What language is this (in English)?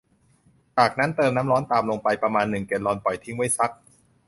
Thai